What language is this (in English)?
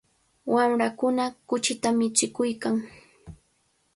Cajatambo North Lima Quechua